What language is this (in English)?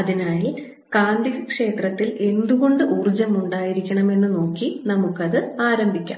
Malayalam